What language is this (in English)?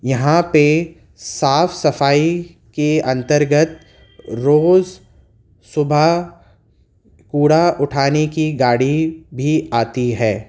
Urdu